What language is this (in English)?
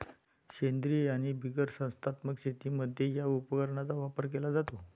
Marathi